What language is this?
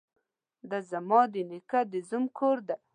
Pashto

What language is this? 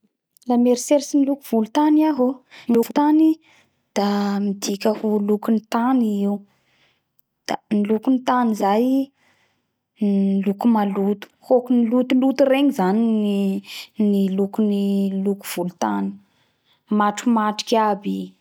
Bara Malagasy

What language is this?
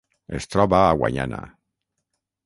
Catalan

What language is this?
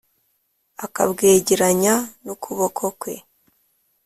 Kinyarwanda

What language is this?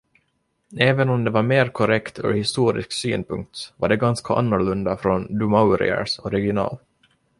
Swedish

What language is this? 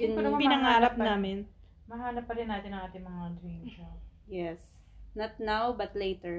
Filipino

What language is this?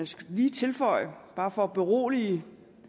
Danish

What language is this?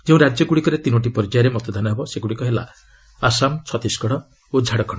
Odia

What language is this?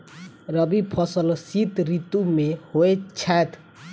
Maithili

